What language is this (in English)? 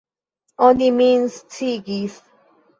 Esperanto